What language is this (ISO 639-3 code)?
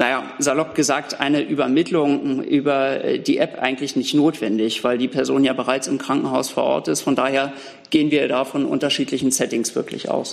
deu